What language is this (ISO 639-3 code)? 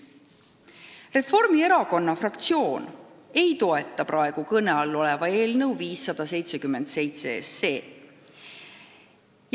est